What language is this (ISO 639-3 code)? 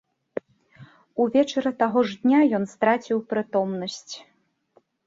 bel